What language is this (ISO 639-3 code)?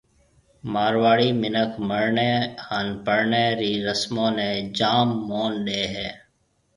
mve